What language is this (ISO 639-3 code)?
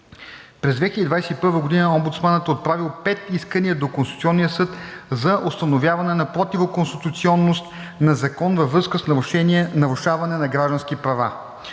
bul